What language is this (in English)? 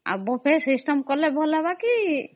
Odia